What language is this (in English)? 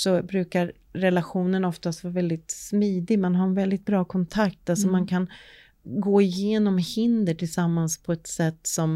Swedish